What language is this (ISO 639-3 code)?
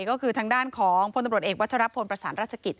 tha